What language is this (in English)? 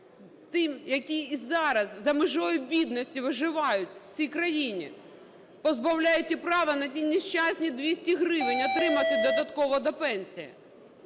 Ukrainian